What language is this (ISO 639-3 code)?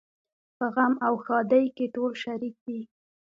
pus